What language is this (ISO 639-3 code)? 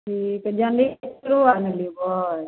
mai